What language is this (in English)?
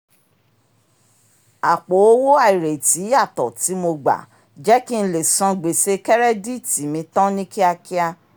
Yoruba